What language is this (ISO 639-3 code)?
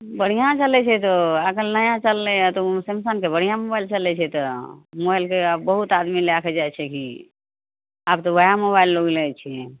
mai